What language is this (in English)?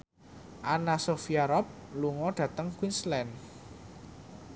Javanese